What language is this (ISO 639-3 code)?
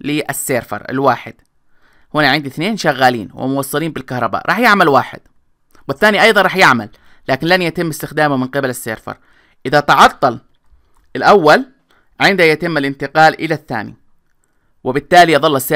ara